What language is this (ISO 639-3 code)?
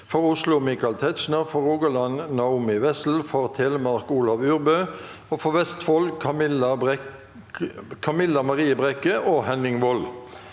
nor